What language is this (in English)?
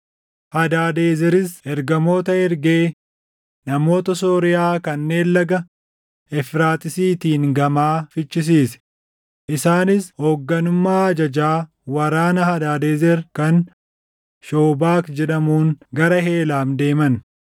Oromo